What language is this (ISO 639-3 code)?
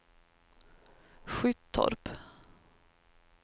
swe